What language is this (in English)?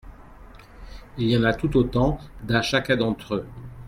French